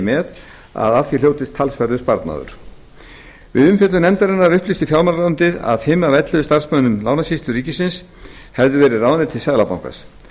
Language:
Icelandic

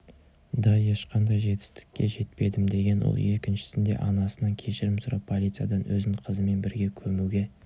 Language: Kazakh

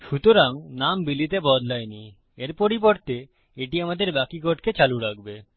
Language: Bangla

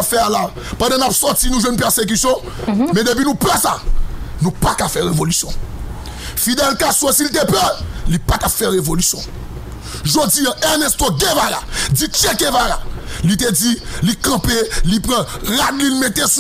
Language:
French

